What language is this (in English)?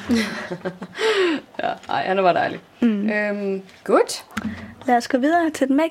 Danish